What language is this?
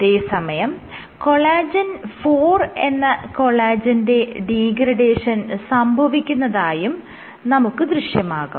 Malayalam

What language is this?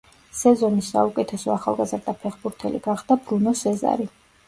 Georgian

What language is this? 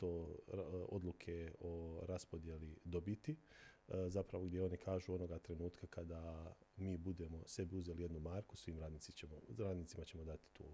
Croatian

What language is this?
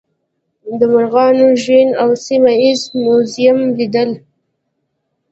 Pashto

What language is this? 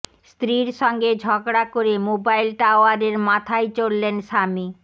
Bangla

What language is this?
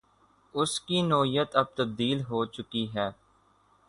Urdu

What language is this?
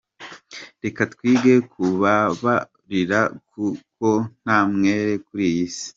Kinyarwanda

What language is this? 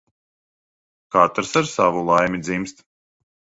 Latvian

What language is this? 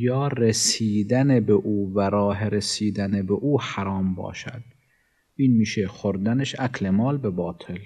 Persian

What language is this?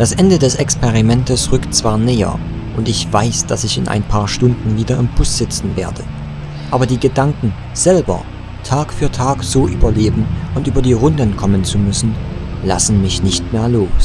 German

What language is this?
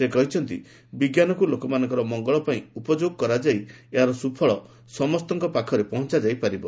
Odia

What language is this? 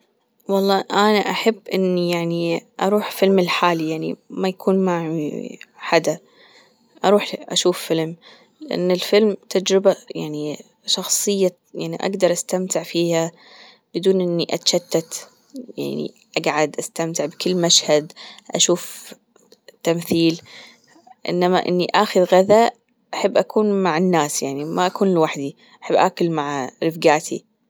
Gulf Arabic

